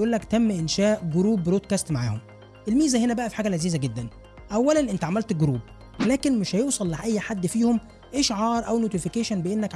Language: Arabic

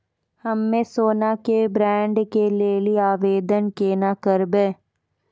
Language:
Maithili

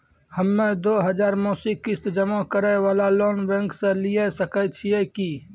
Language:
Maithili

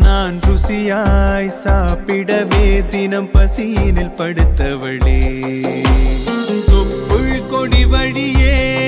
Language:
Tamil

